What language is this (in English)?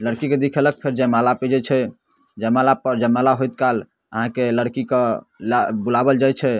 Maithili